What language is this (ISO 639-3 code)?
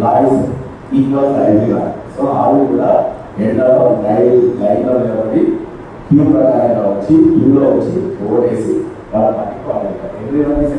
tel